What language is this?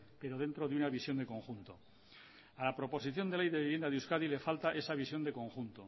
Spanish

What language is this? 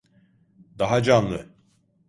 Turkish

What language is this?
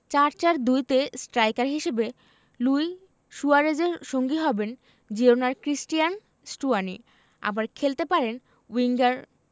Bangla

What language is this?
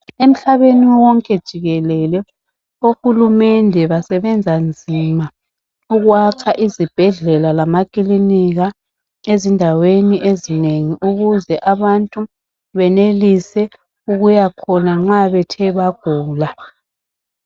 North Ndebele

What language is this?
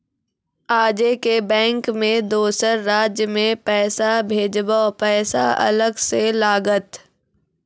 Maithili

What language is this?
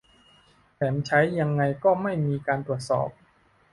Thai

